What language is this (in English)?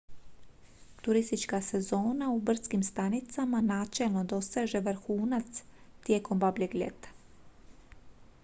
Croatian